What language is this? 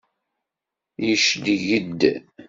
Kabyle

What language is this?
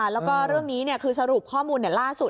Thai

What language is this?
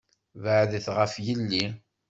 Kabyle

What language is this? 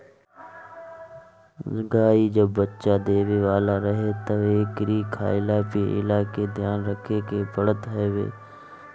Bhojpuri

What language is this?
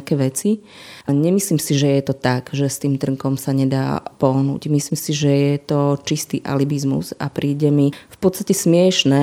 Slovak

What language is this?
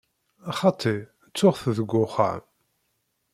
Kabyle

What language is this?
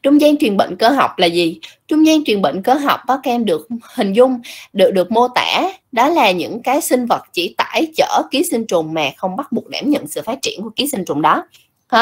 Vietnamese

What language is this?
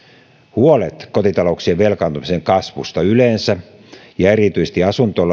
Finnish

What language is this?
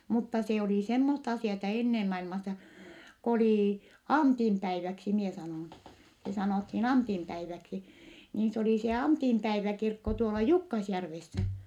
Finnish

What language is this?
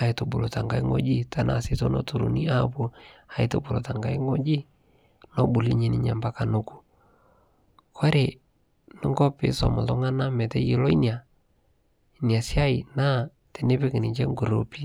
Masai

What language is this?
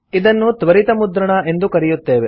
Kannada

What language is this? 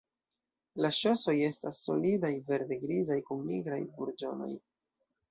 Esperanto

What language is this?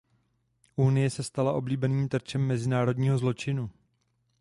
Czech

